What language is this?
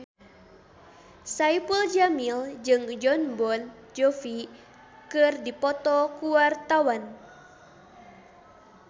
Sundanese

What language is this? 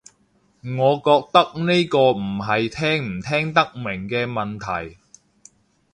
Cantonese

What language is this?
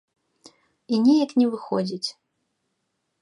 Belarusian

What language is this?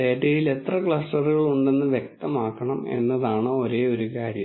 Malayalam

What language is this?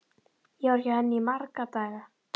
Icelandic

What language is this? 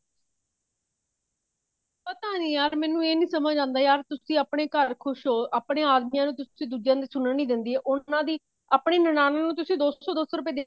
Punjabi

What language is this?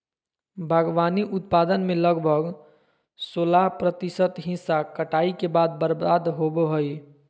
Magahi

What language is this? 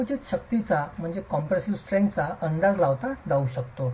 Marathi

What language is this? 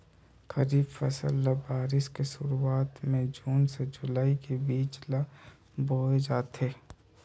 Chhattisgarhi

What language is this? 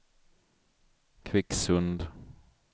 Swedish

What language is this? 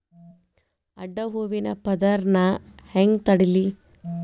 Kannada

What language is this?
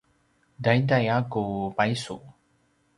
Paiwan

